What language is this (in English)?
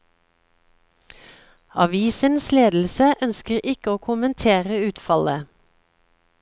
Norwegian